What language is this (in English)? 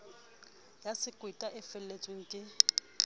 Southern Sotho